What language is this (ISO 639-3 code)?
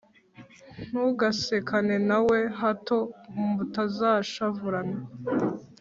kin